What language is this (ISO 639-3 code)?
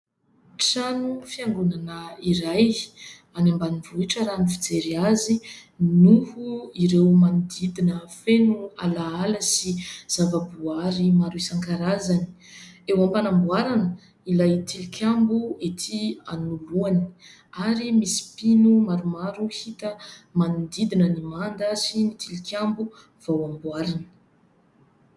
mlg